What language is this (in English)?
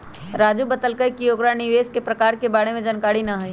Magahi